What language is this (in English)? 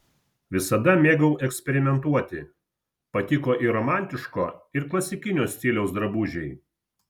Lithuanian